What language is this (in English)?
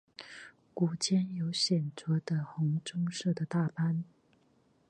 Chinese